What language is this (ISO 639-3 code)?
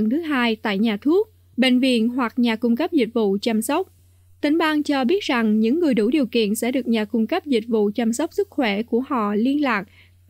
vie